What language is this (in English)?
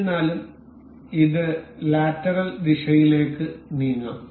Malayalam